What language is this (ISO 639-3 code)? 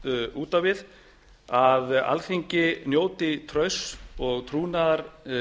isl